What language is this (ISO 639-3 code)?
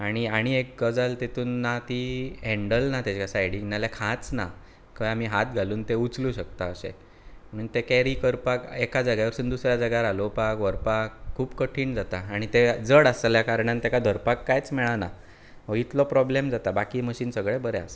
kok